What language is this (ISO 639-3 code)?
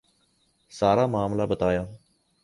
urd